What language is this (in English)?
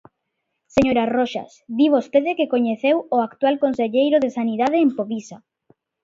Galician